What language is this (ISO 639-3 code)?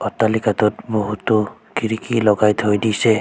asm